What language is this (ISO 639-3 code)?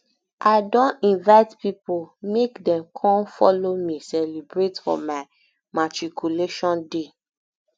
pcm